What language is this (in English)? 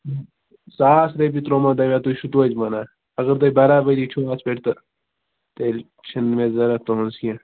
Kashmiri